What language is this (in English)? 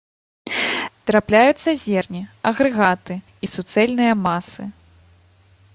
Belarusian